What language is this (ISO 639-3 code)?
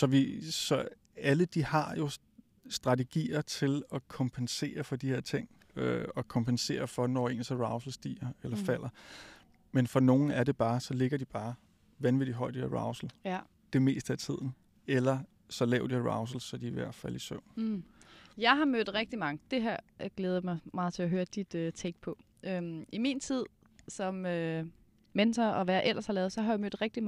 dan